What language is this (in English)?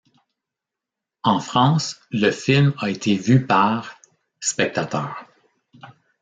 French